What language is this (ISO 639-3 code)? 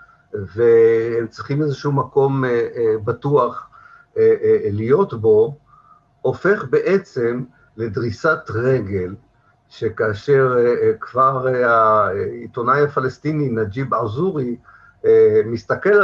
heb